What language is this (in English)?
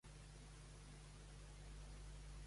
Catalan